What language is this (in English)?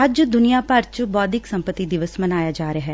Punjabi